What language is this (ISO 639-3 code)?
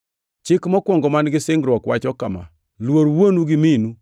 luo